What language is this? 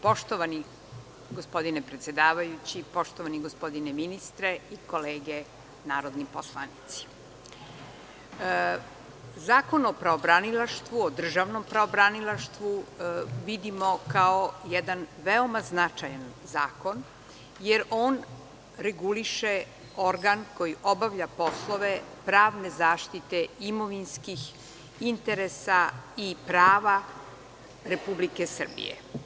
Serbian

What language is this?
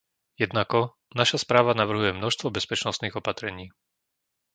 Slovak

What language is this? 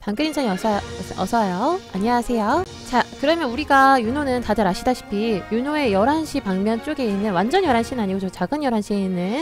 Korean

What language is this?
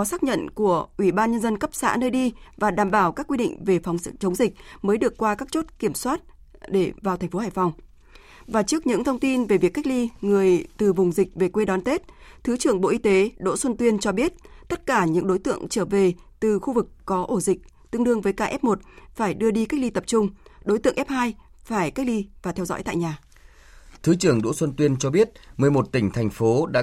Vietnamese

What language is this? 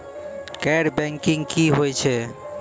Maithili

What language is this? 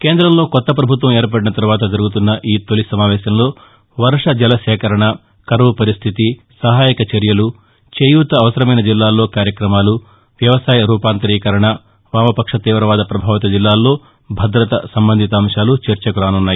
Telugu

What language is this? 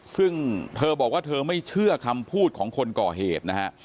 Thai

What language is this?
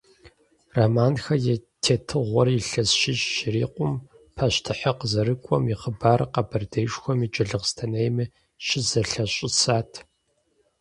Kabardian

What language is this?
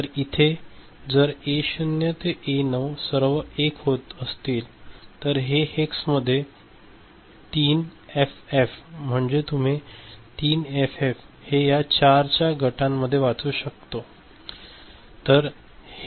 Marathi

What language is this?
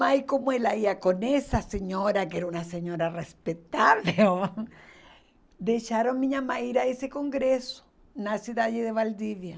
Portuguese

